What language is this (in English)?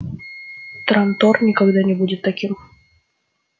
Russian